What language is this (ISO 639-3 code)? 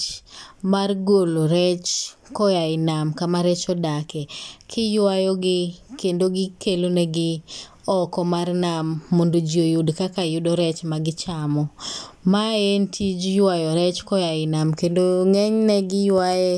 luo